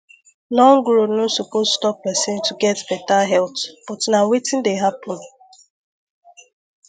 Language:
Nigerian Pidgin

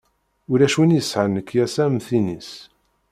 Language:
Kabyle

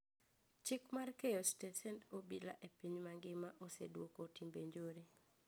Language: Luo (Kenya and Tanzania)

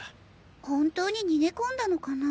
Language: Japanese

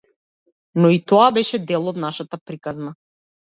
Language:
Macedonian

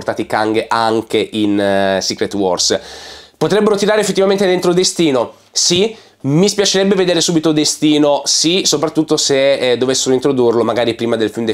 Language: Italian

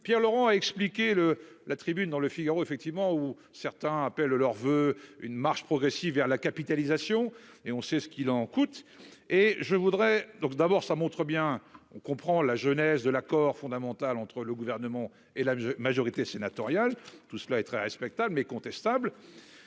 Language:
French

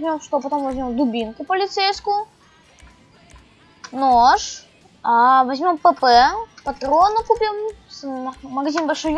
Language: Russian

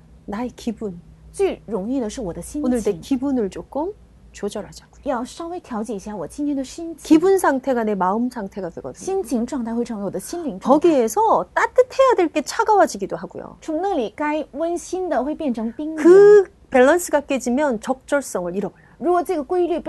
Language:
Korean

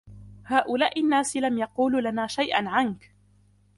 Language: Arabic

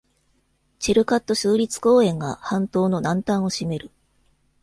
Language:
Japanese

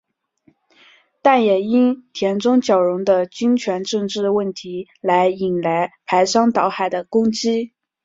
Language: Chinese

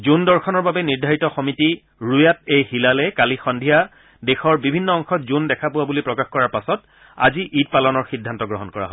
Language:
Assamese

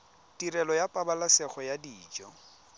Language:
Tswana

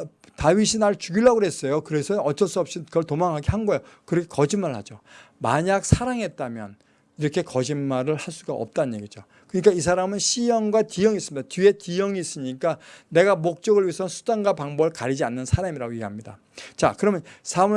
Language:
Korean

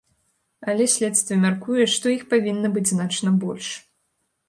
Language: Belarusian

